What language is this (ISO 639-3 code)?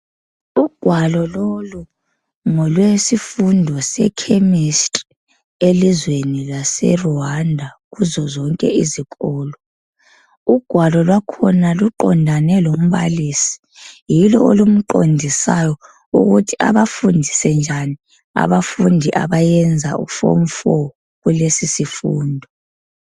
nde